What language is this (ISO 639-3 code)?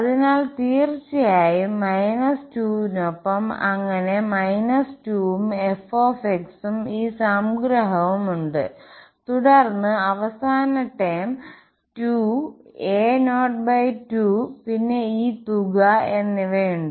mal